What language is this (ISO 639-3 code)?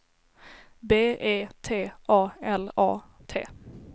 swe